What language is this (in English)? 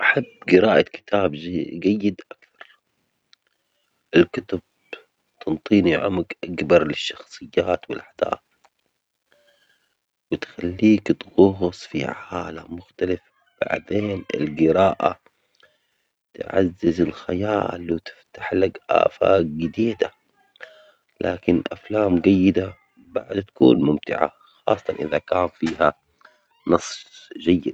Omani Arabic